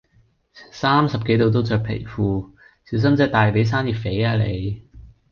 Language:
Cantonese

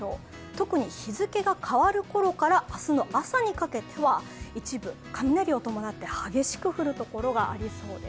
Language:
Japanese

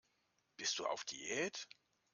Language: German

